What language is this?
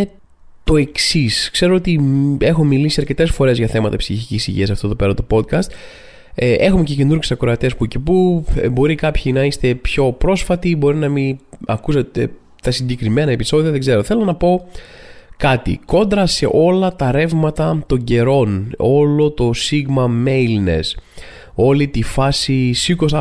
Greek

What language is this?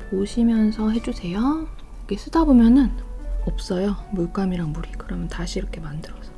Korean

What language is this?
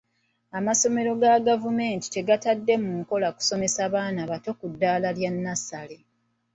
Ganda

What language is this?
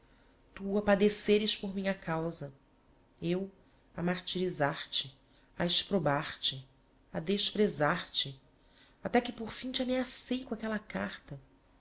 Portuguese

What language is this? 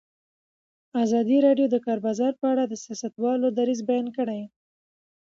Pashto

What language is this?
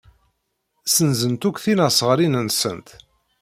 Kabyle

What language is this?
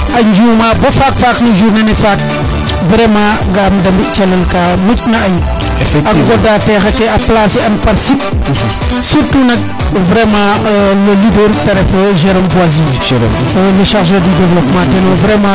Serer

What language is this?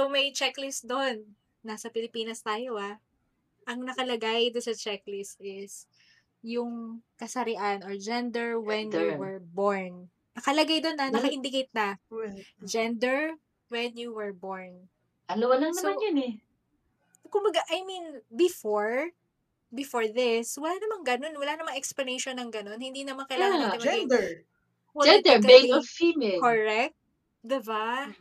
Filipino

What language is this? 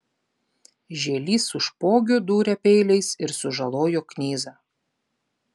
Lithuanian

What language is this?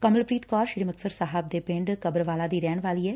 Punjabi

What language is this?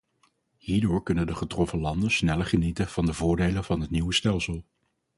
Dutch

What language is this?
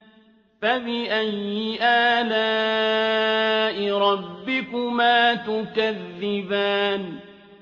Arabic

